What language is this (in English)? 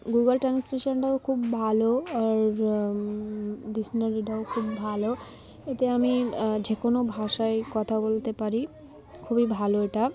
Bangla